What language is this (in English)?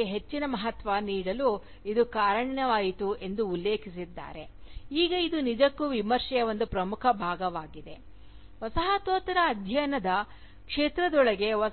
Kannada